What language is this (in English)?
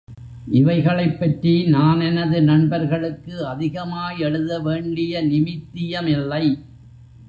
Tamil